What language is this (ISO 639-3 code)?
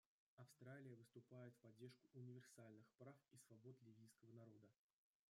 rus